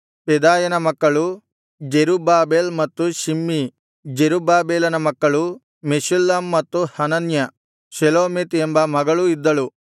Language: Kannada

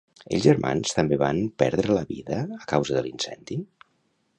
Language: Catalan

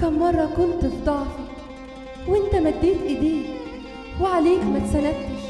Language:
Arabic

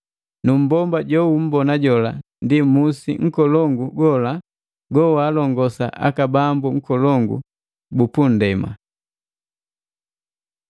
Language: Matengo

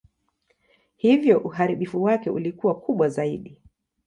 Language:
Swahili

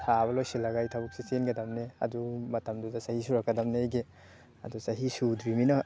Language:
Manipuri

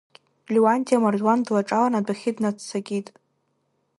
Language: Abkhazian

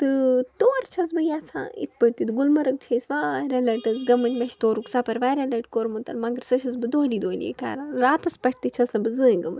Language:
Kashmiri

